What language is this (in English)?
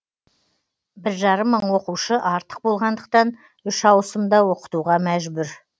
Kazakh